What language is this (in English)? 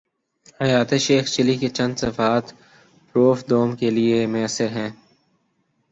Urdu